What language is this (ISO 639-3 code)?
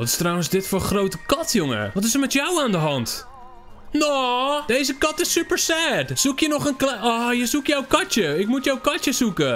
nld